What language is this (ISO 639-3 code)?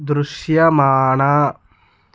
tel